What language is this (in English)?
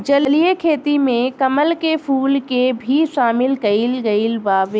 Bhojpuri